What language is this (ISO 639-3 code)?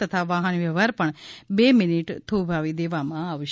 guj